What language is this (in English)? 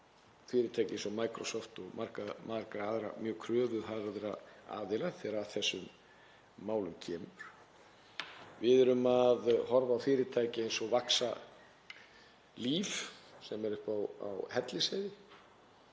Icelandic